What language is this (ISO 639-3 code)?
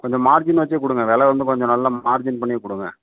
tam